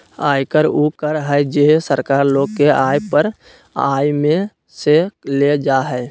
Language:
Magahi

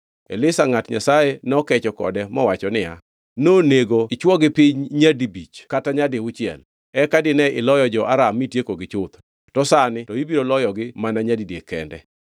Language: Luo (Kenya and Tanzania)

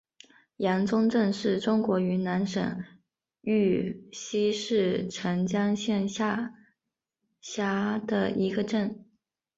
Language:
Chinese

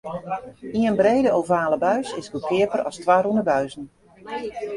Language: Western Frisian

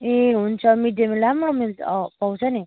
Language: Nepali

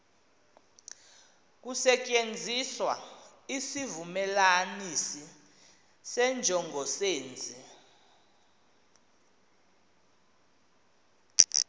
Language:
Xhosa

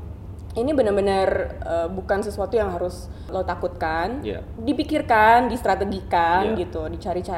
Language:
Indonesian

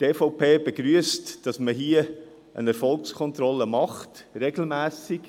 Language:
Swiss German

